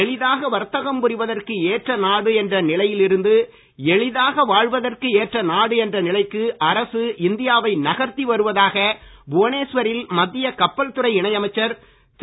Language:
Tamil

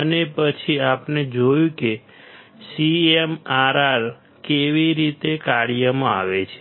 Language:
Gujarati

